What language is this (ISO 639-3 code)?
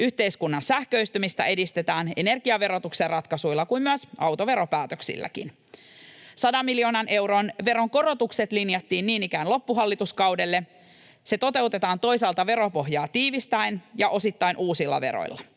fin